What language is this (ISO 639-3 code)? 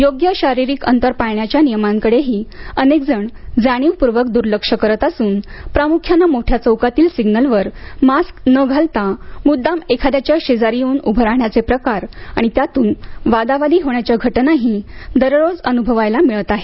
mar